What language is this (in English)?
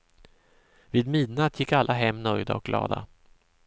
Swedish